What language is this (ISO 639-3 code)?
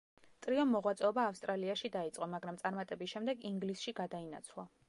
kat